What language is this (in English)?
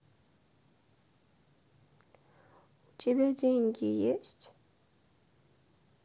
Russian